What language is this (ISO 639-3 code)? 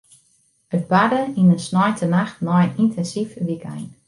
fry